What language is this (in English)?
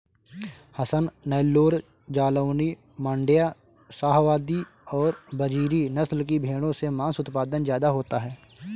Hindi